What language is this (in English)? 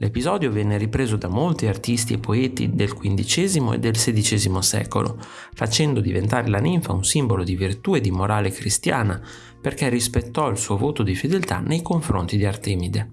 Italian